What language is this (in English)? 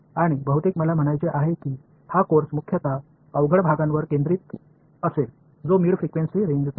Marathi